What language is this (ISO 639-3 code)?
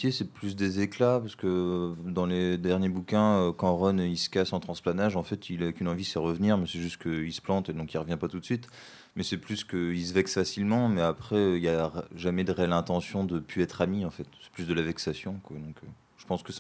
fra